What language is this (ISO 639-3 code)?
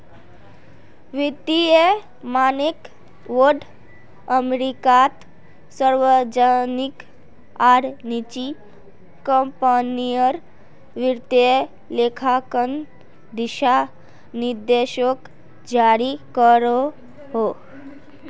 mag